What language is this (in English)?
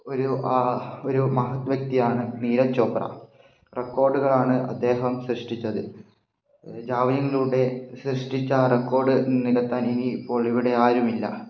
Malayalam